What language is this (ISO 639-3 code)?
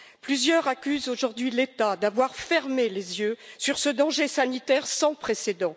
fra